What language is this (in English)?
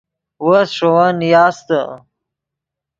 Yidgha